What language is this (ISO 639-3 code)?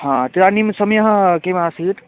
san